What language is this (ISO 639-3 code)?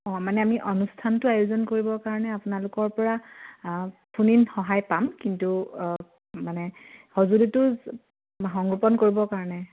asm